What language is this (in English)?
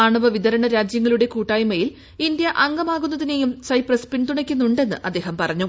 Malayalam